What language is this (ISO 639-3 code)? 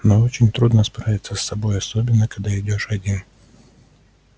rus